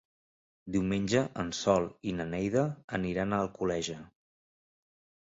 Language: Catalan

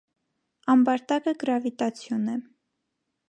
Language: Armenian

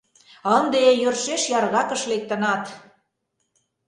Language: Mari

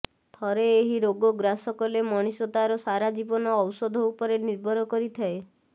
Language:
Odia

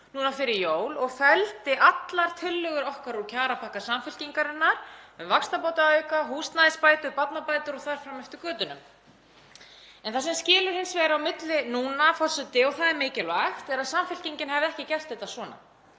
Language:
Icelandic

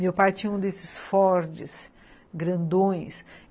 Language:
Portuguese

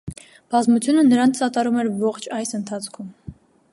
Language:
Armenian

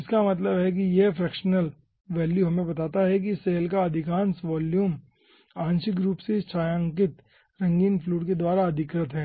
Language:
Hindi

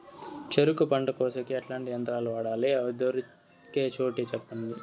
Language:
Telugu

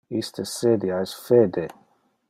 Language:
Interlingua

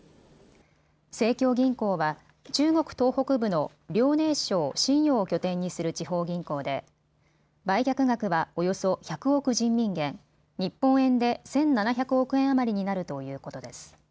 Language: Japanese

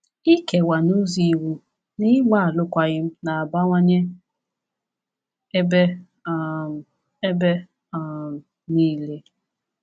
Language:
Igbo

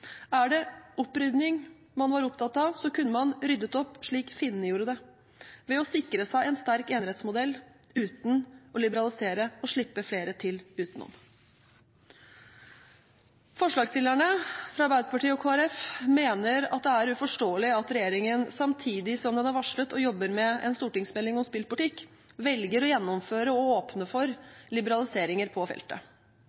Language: Norwegian Bokmål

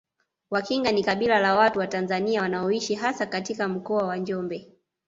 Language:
Swahili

